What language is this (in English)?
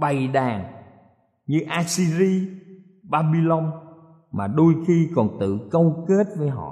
Vietnamese